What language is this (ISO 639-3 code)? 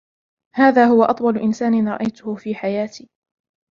ara